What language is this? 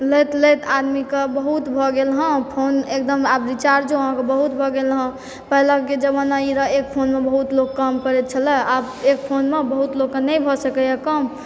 Maithili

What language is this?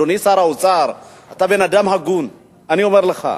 Hebrew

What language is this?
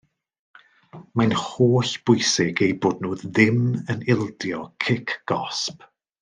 Welsh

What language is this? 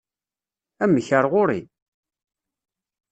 Kabyle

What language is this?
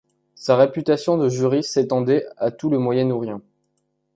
French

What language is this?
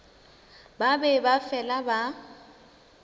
Northern Sotho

